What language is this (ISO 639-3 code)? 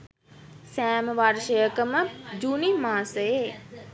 sin